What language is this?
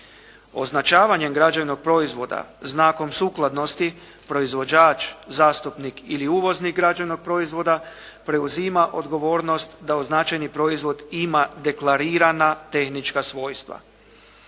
Croatian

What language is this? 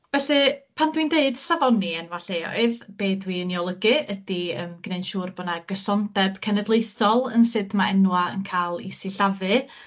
Welsh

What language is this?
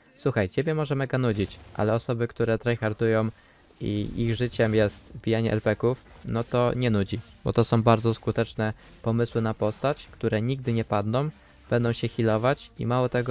Polish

